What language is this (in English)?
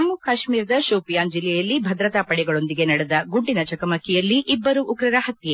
Kannada